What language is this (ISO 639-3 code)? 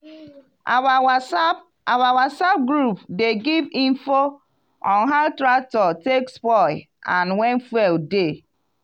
pcm